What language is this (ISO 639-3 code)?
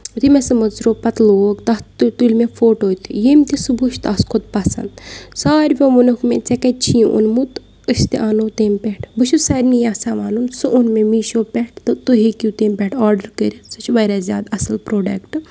kas